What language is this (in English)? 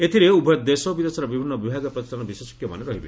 Odia